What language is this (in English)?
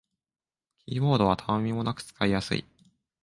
Japanese